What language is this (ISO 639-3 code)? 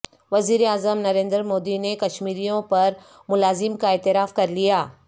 urd